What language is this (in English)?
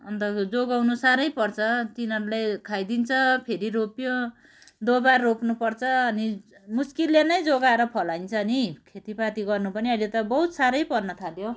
Nepali